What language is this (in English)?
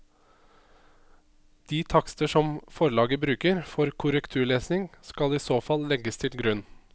Norwegian